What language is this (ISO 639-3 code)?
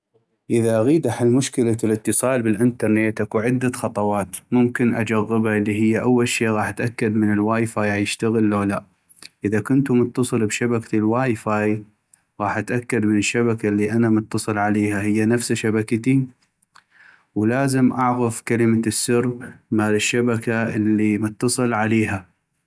ayp